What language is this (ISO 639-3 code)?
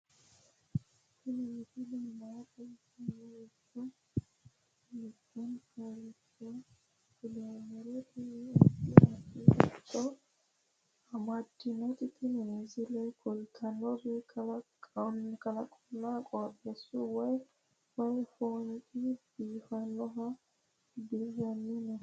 sid